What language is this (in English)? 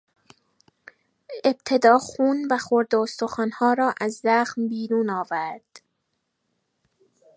Persian